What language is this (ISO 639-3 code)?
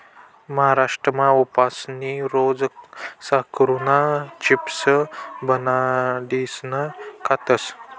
mar